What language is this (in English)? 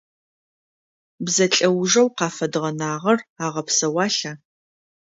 Adyghe